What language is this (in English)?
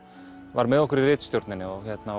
Icelandic